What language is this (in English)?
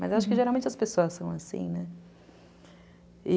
Portuguese